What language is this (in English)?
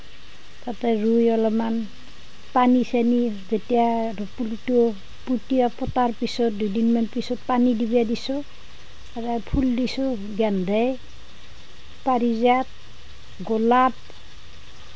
Assamese